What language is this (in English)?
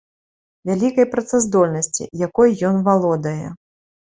Belarusian